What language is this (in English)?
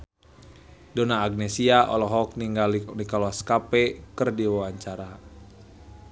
Sundanese